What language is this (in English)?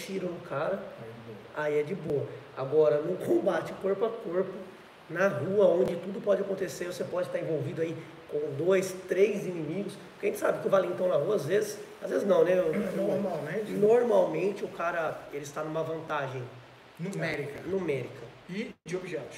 Portuguese